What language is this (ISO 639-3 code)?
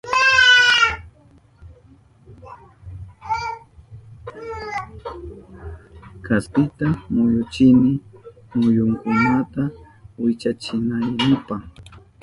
qup